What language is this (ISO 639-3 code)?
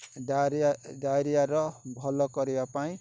ori